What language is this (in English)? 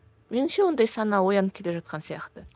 Kazakh